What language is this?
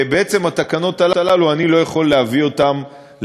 Hebrew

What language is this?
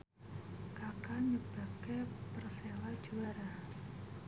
Javanese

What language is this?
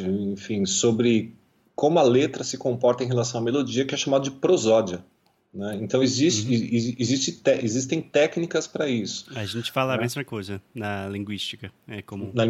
Portuguese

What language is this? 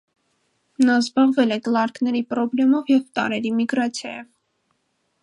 Armenian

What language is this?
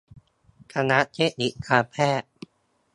Thai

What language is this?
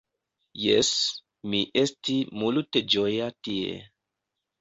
Esperanto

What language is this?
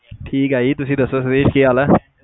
Punjabi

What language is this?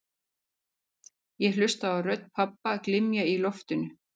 Icelandic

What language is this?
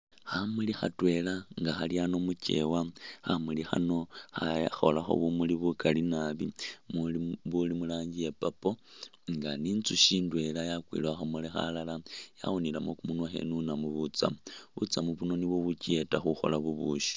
Masaaba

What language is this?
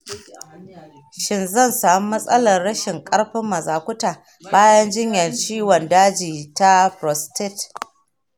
Hausa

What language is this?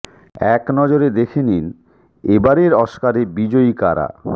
Bangla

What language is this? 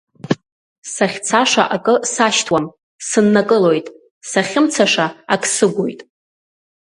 Abkhazian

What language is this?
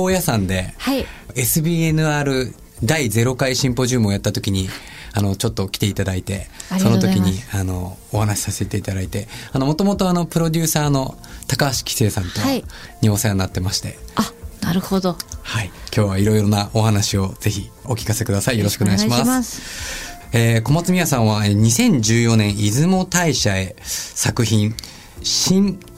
Japanese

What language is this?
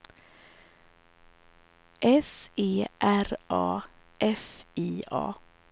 Swedish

